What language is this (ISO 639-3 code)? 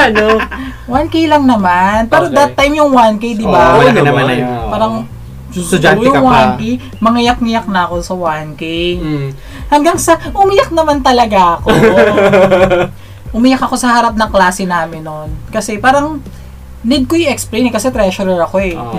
fil